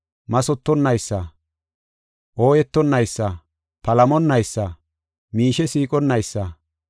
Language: Gofa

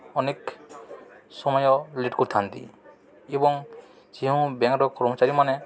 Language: Odia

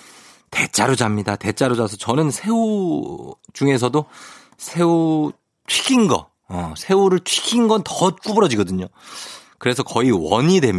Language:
Korean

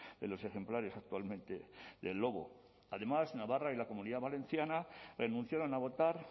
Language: Spanish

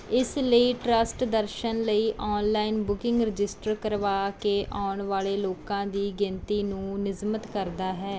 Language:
Punjabi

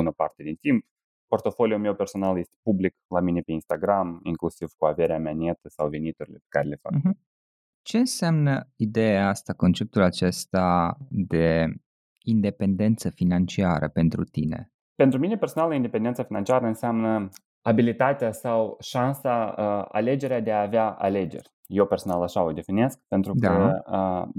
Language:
Romanian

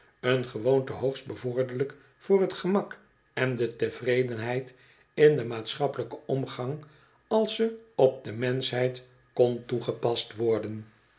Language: Dutch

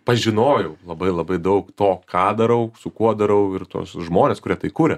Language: Lithuanian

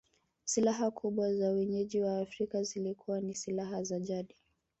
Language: Swahili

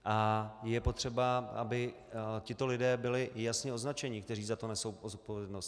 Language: Czech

